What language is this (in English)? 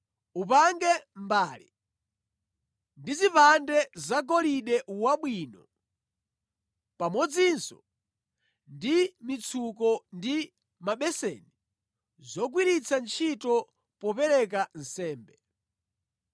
Nyanja